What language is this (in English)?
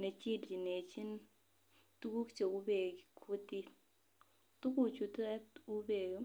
Kalenjin